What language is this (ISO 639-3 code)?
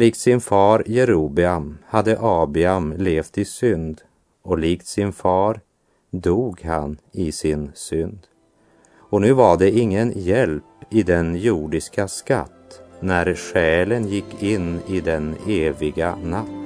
swe